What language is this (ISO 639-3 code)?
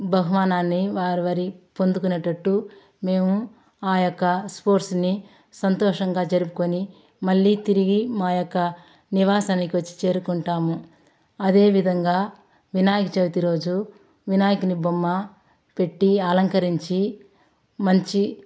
tel